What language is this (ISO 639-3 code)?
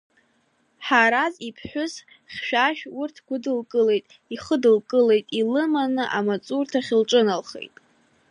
abk